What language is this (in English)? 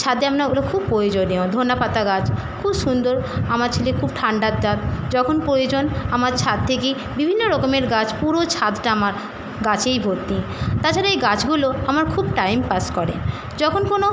Bangla